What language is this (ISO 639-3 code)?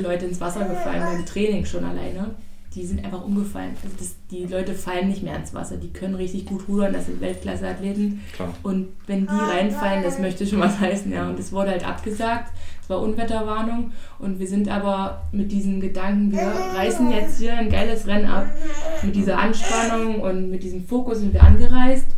deu